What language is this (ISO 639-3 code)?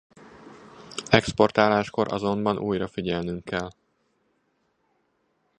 hun